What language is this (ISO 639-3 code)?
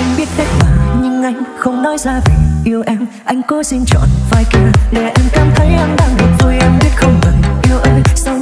vie